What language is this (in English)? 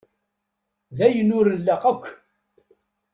Kabyle